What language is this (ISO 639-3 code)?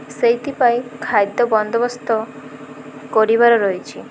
ori